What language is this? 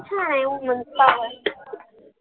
Marathi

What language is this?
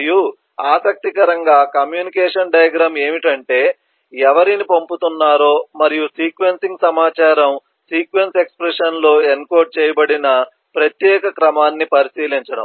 Telugu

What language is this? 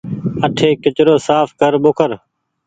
Goaria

